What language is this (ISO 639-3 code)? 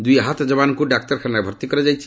ori